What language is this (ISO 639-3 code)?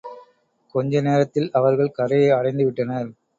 tam